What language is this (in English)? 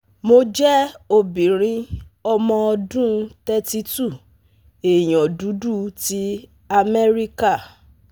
Yoruba